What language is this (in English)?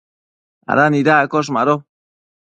Matsés